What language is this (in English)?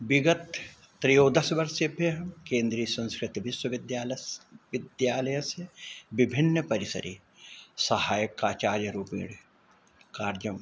Sanskrit